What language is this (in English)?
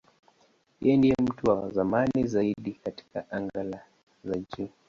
Swahili